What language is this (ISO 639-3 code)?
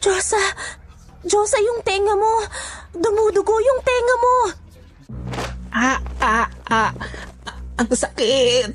fil